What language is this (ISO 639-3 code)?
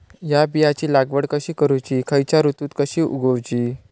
mar